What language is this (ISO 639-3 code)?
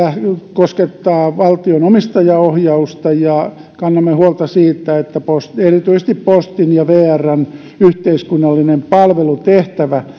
fin